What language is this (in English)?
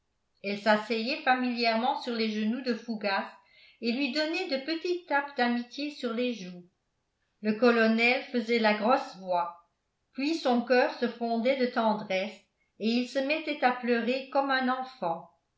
French